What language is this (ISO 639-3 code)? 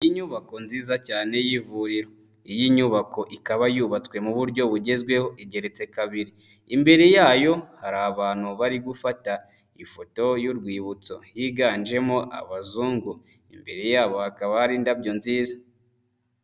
kin